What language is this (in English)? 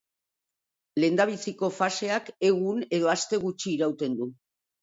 Basque